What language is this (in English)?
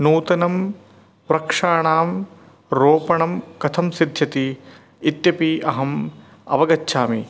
Sanskrit